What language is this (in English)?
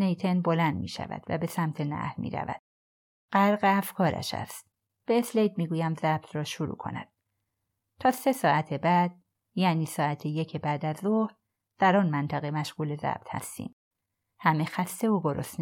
Persian